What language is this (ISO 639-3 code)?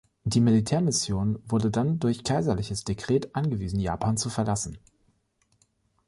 deu